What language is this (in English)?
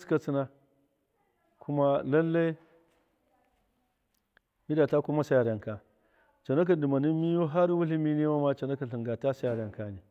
Miya